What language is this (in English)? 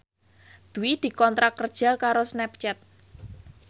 Javanese